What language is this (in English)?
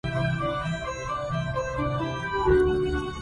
Arabic